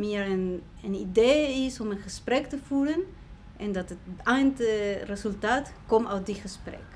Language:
Dutch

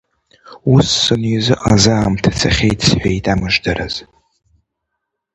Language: Abkhazian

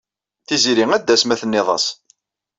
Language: Kabyle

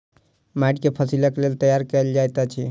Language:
Maithili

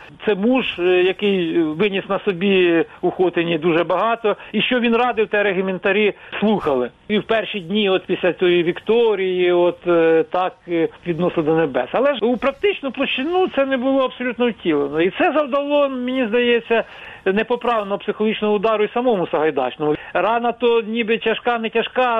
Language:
Ukrainian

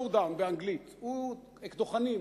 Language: Hebrew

